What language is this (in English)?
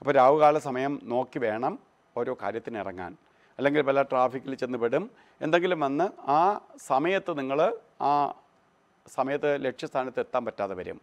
Norwegian